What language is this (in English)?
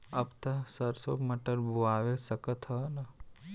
Bhojpuri